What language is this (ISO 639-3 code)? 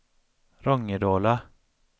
swe